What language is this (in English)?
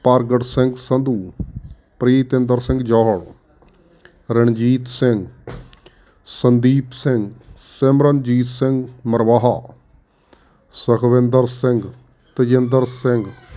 Punjabi